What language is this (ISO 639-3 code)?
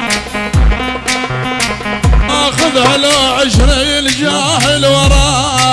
ara